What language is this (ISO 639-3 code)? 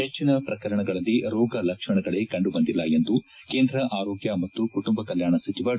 kan